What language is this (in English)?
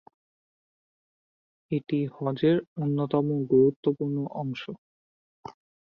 Bangla